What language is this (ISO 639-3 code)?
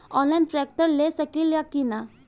bho